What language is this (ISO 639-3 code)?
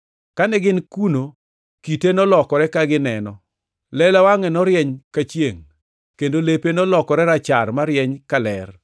luo